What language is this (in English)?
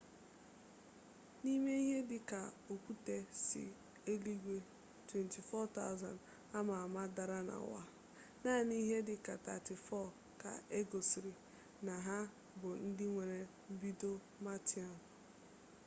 Igbo